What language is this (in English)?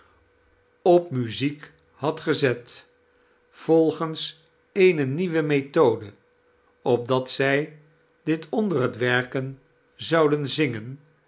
Dutch